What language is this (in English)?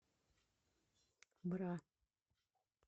Russian